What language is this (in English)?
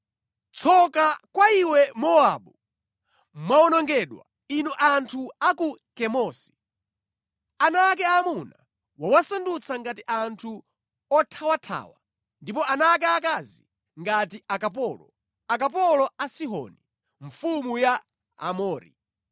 Nyanja